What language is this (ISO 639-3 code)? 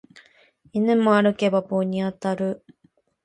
jpn